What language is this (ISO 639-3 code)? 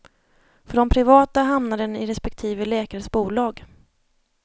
swe